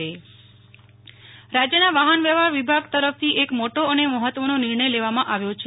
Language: Gujarati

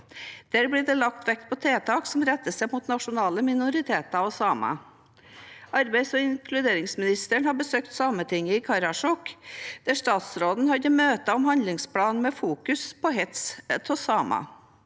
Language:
Norwegian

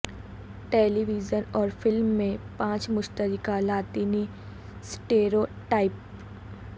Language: Urdu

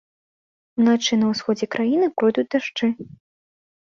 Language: Belarusian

